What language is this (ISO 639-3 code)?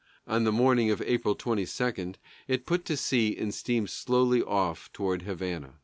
eng